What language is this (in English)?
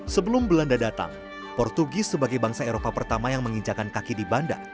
Indonesian